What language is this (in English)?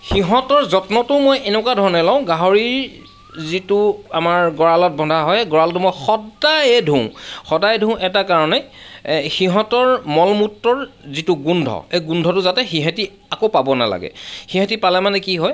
Assamese